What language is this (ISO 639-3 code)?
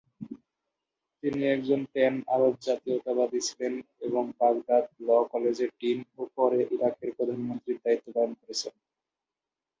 ben